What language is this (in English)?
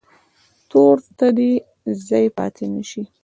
Pashto